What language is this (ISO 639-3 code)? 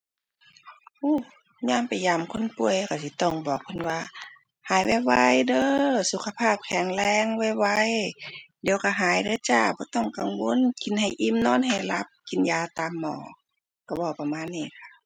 tha